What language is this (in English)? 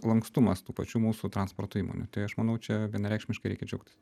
Lithuanian